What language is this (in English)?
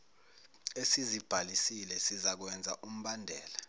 Zulu